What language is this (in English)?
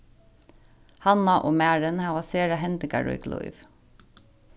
Faroese